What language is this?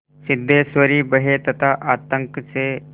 Hindi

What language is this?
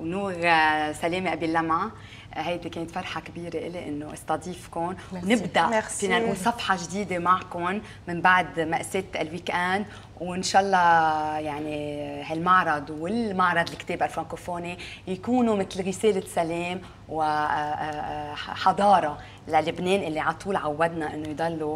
Arabic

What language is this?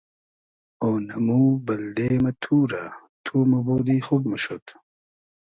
Hazaragi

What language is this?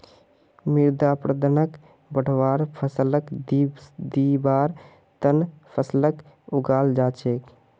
Magahi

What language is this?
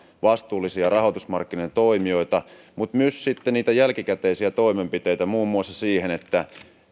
Finnish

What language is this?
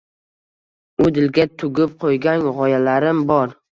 Uzbek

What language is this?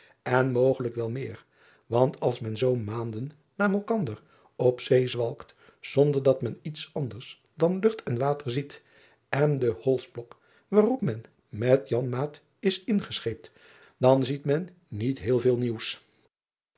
Dutch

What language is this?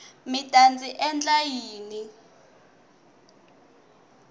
Tsonga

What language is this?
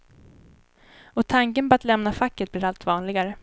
Swedish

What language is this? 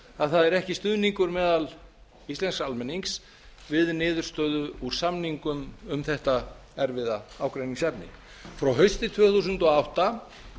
Icelandic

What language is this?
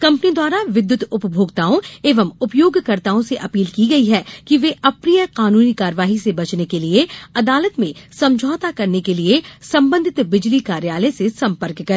Hindi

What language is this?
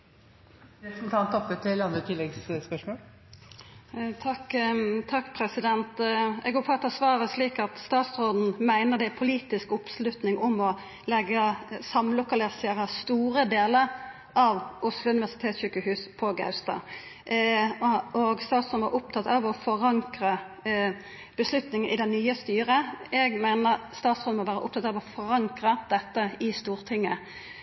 Norwegian Nynorsk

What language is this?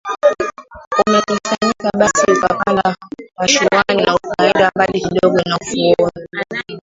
Swahili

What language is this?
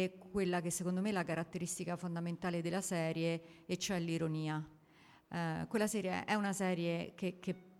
Italian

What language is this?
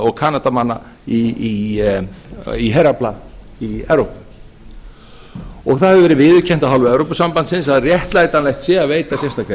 Icelandic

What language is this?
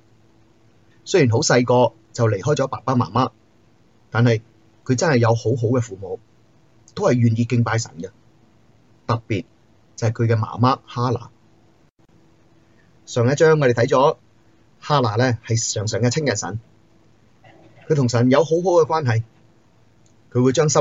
Chinese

